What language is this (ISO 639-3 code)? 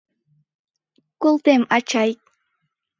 chm